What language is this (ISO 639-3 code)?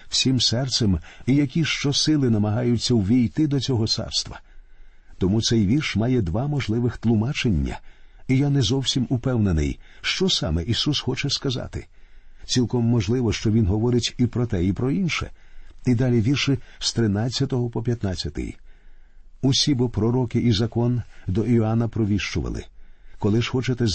ukr